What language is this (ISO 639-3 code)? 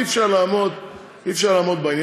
heb